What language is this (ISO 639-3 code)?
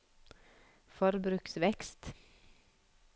nor